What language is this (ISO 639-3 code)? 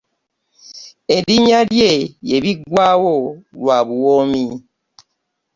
lug